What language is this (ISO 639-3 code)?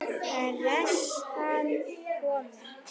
isl